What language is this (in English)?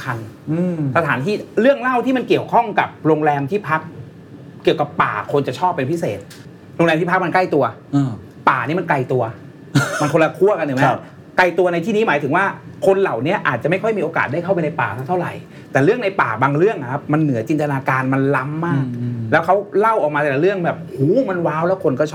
Thai